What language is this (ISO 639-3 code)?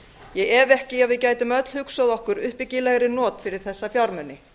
isl